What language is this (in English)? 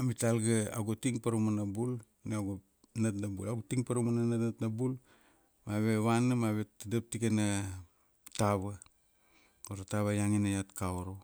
Kuanua